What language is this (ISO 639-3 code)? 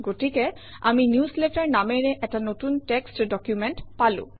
asm